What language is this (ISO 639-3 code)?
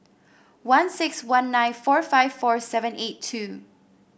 eng